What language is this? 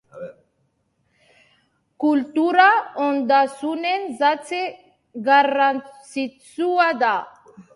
Basque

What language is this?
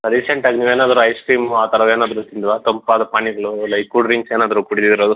Kannada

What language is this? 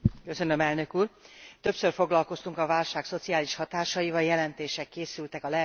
Hungarian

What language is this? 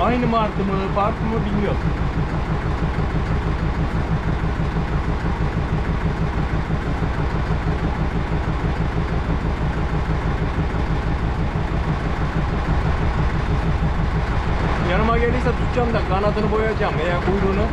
Turkish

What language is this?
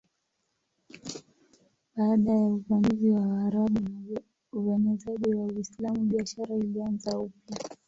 Swahili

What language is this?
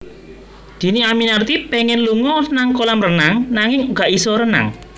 Javanese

